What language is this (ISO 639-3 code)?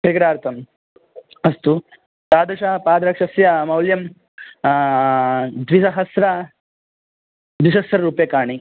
san